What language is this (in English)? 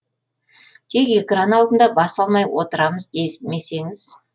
Kazakh